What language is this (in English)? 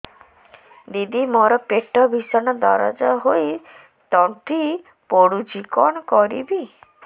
Odia